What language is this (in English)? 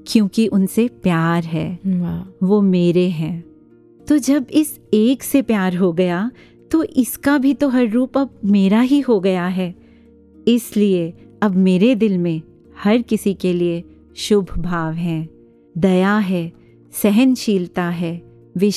Hindi